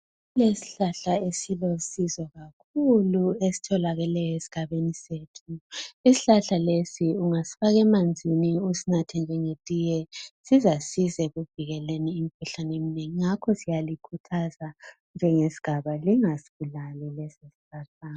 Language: North Ndebele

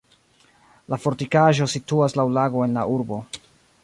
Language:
Esperanto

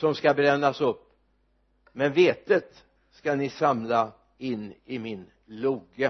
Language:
Swedish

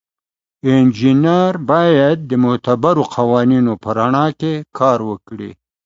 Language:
Pashto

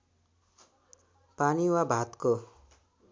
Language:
Nepali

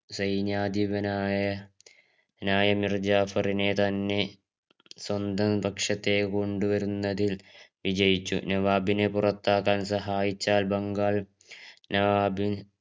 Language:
Malayalam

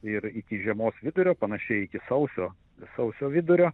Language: Lithuanian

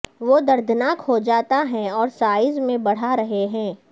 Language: Urdu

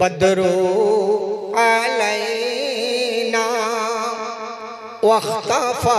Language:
Bangla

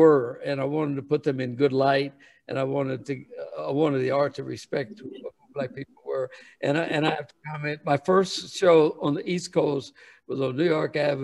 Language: English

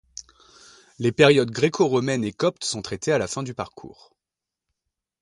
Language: French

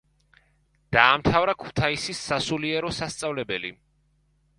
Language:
Georgian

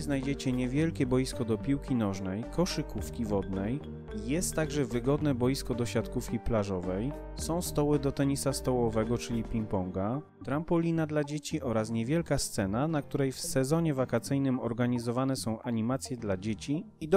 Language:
Polish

